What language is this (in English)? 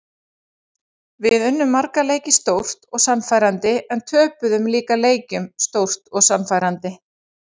Icelandic